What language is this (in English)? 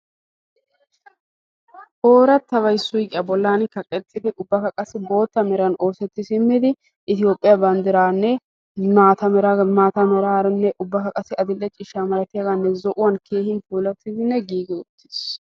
Wolaytta